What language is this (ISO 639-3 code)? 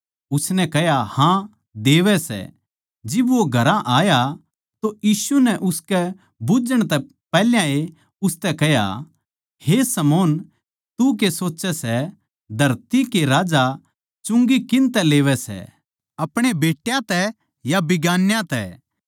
bgc